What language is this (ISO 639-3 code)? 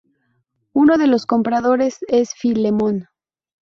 spa